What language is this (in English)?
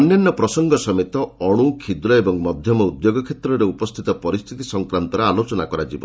Odia